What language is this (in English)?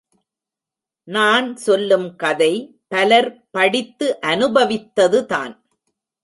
Tamil